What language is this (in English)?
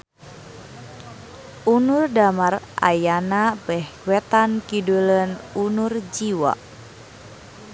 Sundanese